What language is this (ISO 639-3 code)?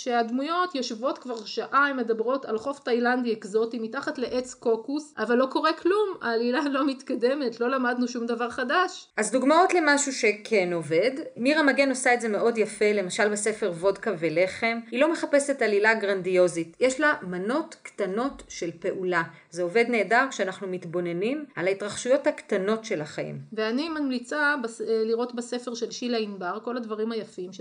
heb